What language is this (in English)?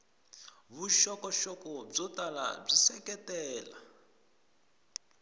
Tsonga